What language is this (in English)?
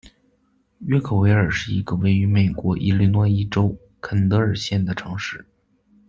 Chinese